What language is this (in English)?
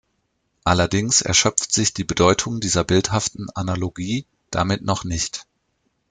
German